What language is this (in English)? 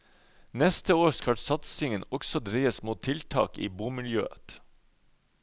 Norwegian